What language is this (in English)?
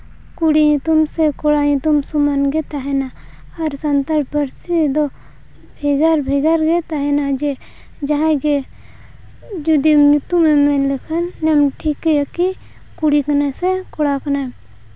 Santali